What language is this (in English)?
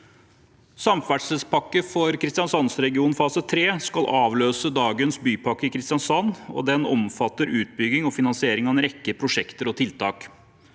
Norwegian